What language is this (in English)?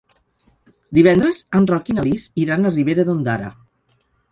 Catalan